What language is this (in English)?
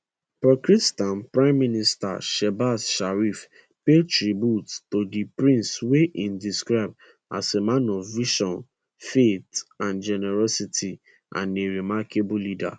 Nigerian Pidgin